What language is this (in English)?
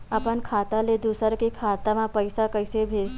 Chhattisgarhi